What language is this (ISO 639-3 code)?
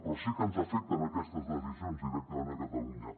cat